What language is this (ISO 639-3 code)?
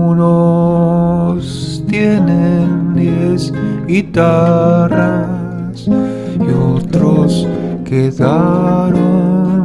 spa